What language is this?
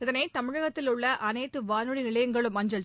Tamil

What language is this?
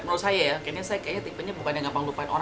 Indonesian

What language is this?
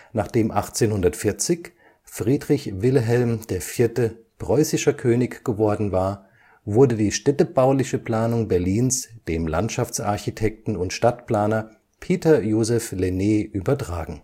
German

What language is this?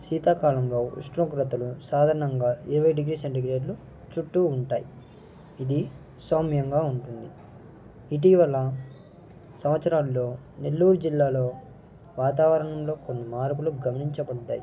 Telugu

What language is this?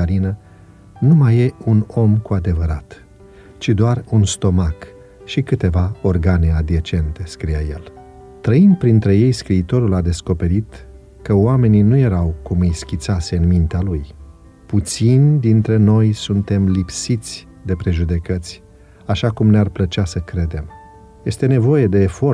Romanian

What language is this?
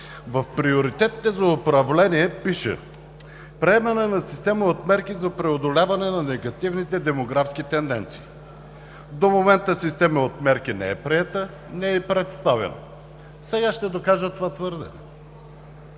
Bulgarian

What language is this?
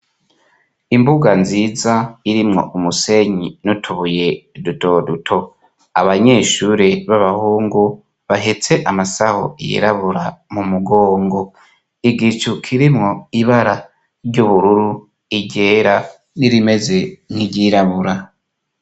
Rundi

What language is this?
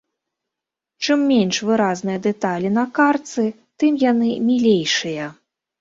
Belarusian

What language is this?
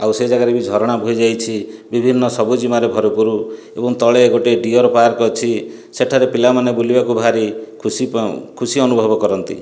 Odia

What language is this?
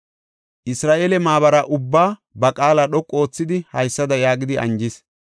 Gofa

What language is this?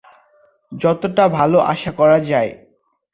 Bangla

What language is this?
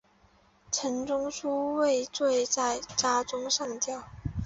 Chinese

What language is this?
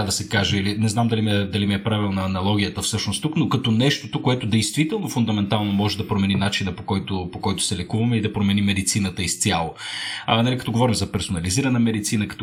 Bulgarian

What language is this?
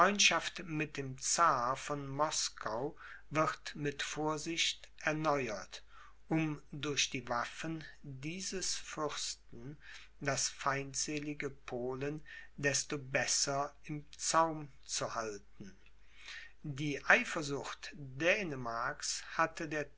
German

